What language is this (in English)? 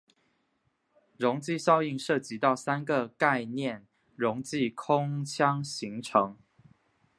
Chinese